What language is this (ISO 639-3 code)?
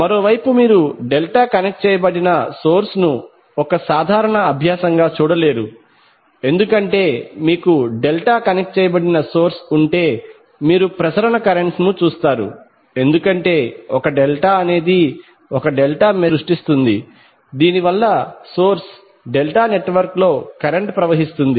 tel